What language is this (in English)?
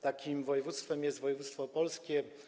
Polish